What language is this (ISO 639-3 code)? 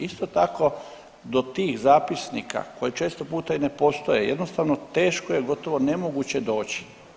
hrv